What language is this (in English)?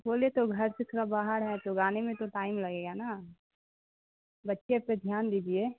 Urdu